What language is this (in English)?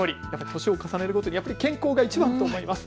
Japanese